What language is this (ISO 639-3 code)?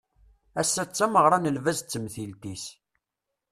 kab